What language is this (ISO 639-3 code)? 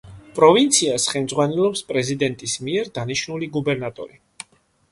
kat